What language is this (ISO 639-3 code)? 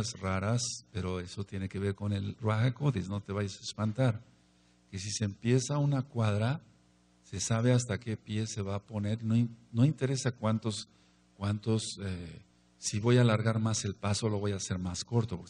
spa